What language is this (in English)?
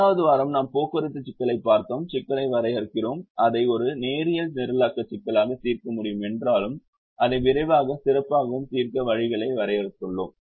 Tamil